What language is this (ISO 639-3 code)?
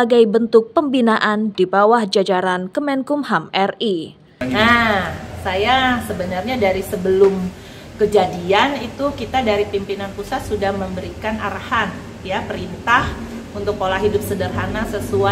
ind